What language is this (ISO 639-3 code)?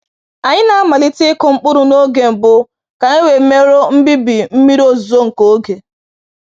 ibo